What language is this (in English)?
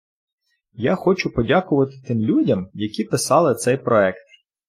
Ukrainian